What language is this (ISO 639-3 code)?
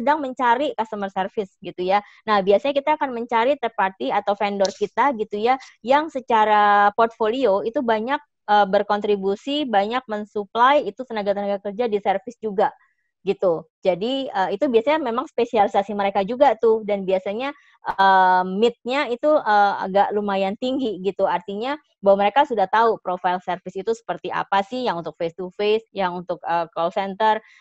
ind